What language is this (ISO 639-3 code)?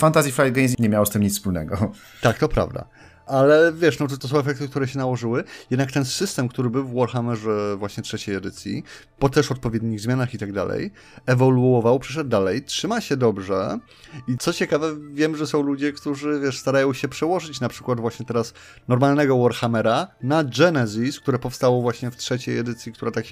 pol